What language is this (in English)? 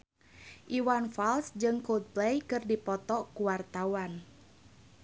Sundanese